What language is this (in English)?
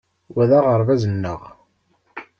Kabyle